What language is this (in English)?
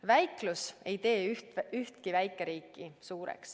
Estonian